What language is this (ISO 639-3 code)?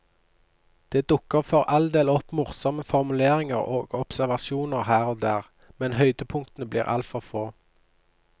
nor